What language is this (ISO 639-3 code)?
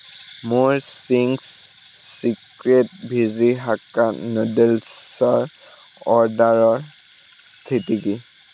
asm